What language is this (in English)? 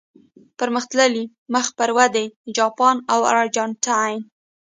Pashto